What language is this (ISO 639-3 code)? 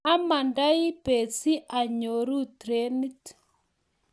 kln